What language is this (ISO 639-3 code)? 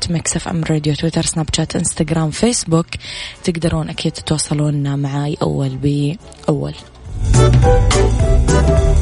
ara